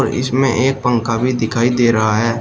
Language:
Hindi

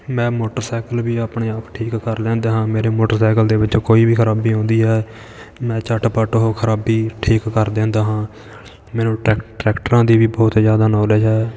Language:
Punjabi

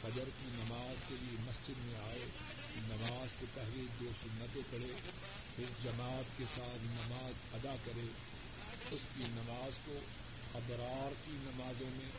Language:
Urdu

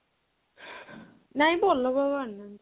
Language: Odia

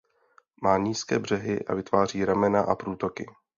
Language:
Czech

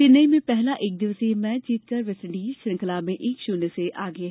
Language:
Hindi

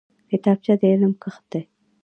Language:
Pashto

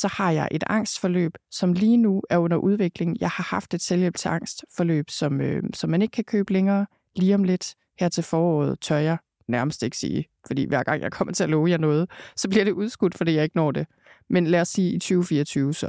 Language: Danish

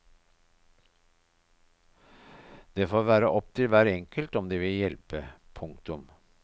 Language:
Norwegian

